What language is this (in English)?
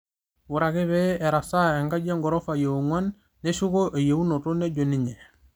Masai